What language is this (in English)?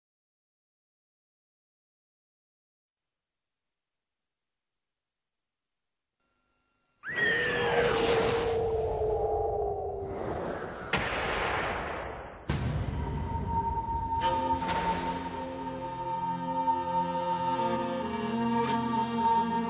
Vietnamese